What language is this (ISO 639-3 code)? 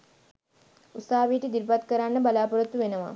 sin